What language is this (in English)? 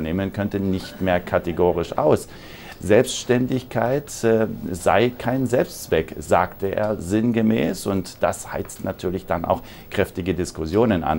German